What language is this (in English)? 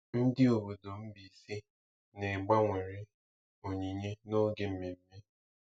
Igbo